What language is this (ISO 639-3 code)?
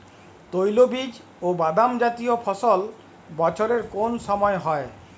ben